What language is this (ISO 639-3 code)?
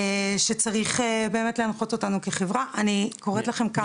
heb